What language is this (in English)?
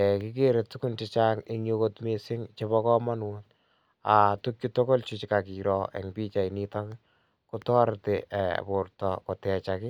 Kalenjin